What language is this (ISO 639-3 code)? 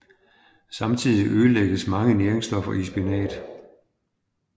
dan